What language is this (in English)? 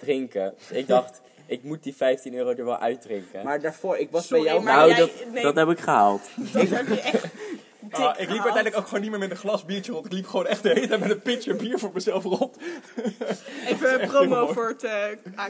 Dutch